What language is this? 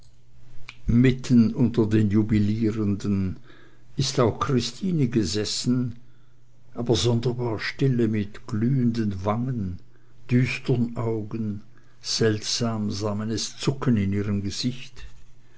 German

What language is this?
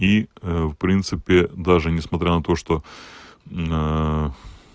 Russian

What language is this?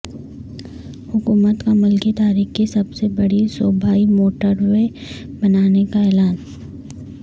Urdu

